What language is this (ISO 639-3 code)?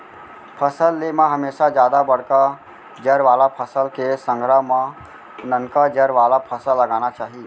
hne